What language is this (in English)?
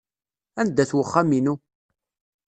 Kabyle